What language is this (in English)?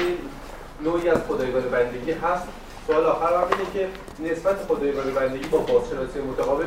Persian